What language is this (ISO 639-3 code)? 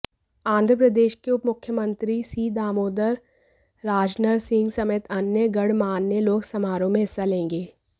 hin